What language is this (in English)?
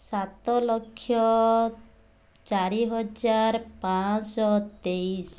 Odia